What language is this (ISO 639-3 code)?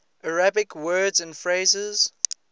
eng